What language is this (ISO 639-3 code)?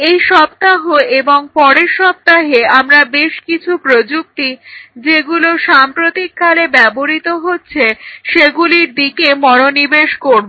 ben